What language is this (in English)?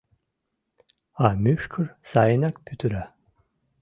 Mari